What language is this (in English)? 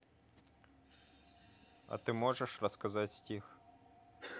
Russian